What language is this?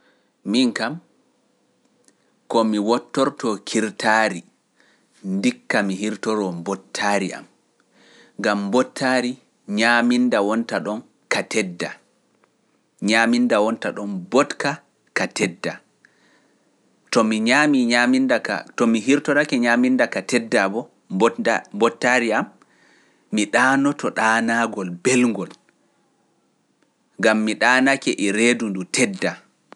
Pular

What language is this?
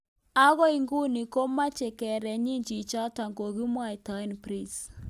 Kalenjin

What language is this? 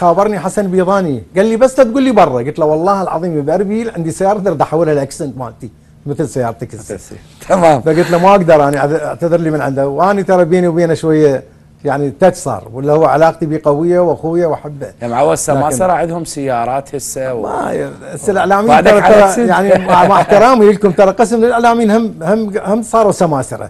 Arabic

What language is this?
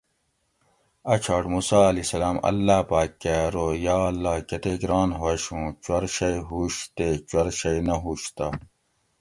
Gawri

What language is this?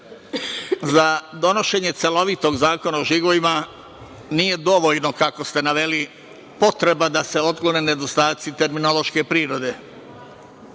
Serbian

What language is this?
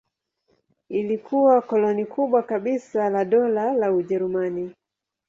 Swahili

